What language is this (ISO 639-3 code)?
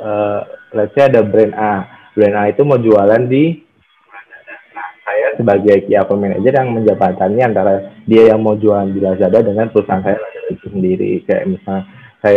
ind